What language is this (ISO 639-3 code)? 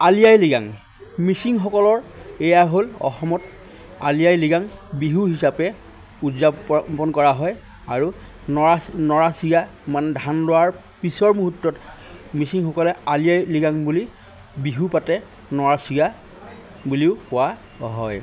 asm